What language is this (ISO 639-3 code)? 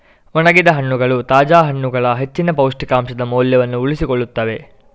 kan